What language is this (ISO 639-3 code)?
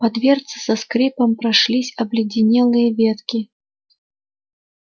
rus